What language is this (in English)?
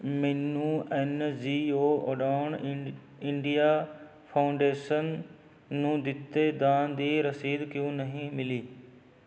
Punjabi